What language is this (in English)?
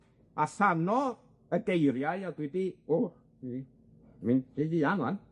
Welsh